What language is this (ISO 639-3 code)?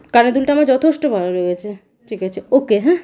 ben